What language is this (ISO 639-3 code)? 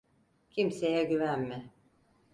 tur